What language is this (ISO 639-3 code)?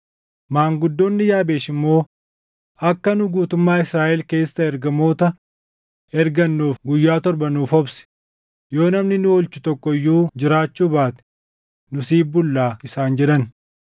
orm